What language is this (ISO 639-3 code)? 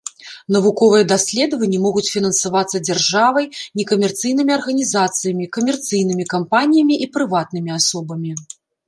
bel